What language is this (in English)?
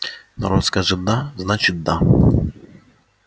Russian